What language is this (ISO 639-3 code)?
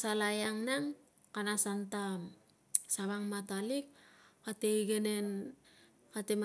lcm